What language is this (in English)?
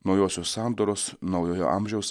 Lithuanian